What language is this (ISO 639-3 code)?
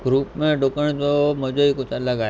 snd